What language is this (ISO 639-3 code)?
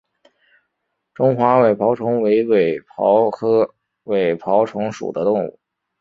zho